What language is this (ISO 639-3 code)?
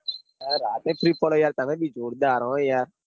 guj